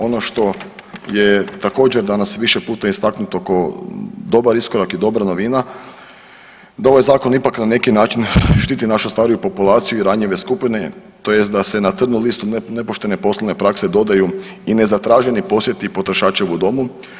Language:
Croatian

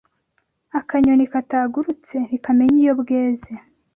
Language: Kinyarwanda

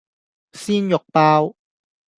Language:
Cantonese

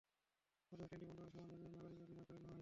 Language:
Bangla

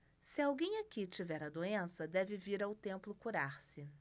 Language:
Portuguese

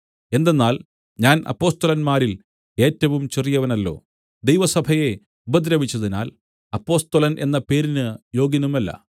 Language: Malayalam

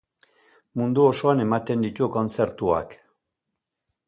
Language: Basque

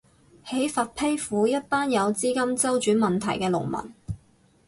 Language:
Cantonese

